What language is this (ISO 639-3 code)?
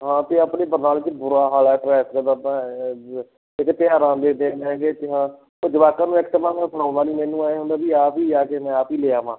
pan